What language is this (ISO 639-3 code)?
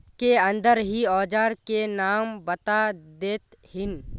mag